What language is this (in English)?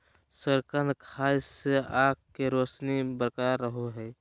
Magahi